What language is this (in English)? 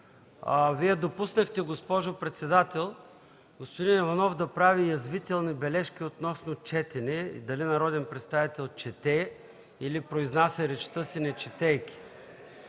Bulgarian